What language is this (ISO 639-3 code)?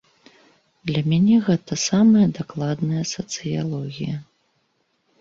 bel